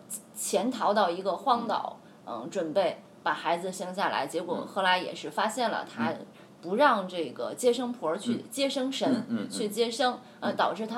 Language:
Chinese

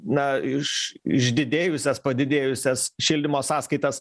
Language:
Lithuanian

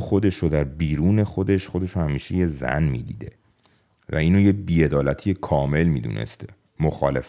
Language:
Persian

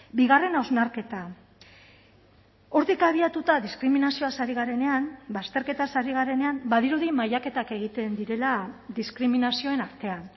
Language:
Basque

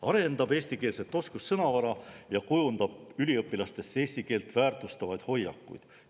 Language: Estonian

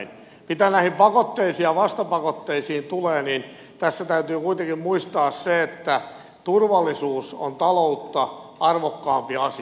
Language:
Finnish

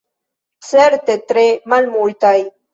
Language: Esperanto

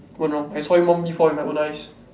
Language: English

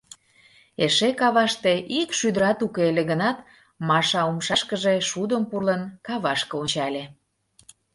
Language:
Mari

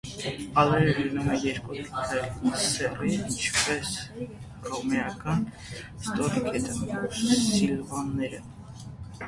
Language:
Armenian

